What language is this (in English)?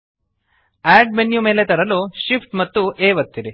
Kannada